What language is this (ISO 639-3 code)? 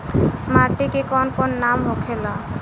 bho